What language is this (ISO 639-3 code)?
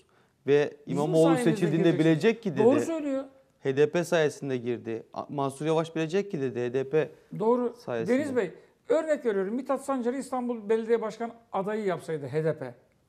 tur